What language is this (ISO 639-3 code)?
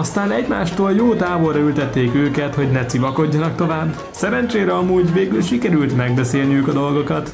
hun